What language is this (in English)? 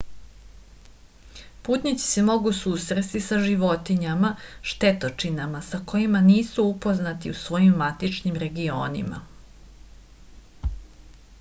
Serbian